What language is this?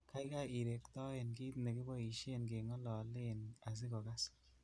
Kalenjin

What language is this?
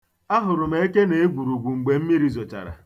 Igbo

